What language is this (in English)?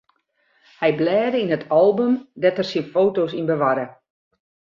Western Frisian